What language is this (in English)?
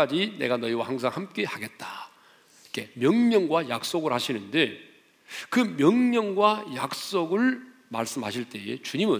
Korean